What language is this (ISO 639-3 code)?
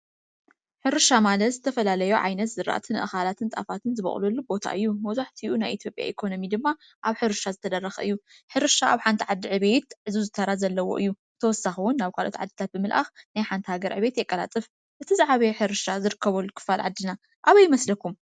tir